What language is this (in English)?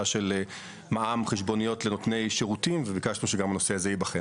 Hebrew